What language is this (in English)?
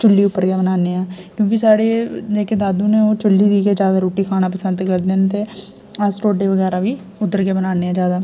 Dogri